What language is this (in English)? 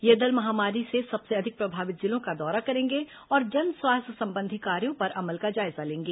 Hindi